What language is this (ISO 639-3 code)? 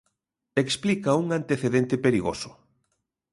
glg